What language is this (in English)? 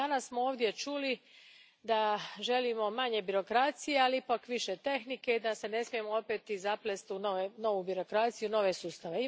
Croatian